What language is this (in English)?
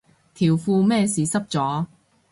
Cantonese